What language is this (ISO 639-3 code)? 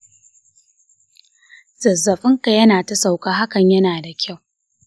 hau